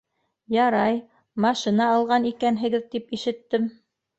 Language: Bashkir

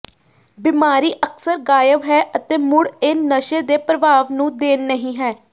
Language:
Punjabi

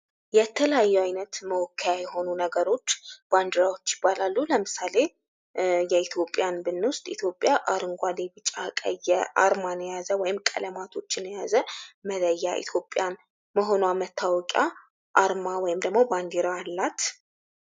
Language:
Amharic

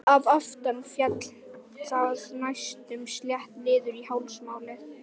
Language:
Icelandic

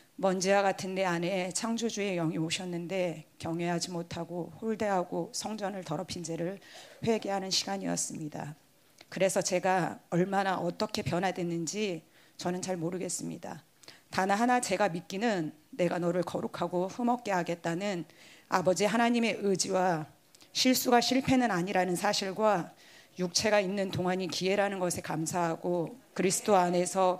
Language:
Korean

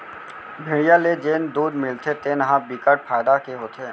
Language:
Chhattisgarhi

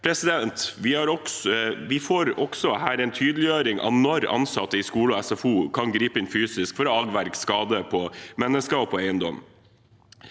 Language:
Norwegian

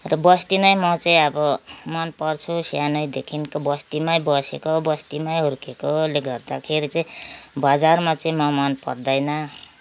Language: Nepali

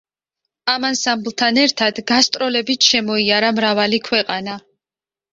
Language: Georgian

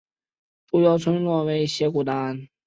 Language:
Chinese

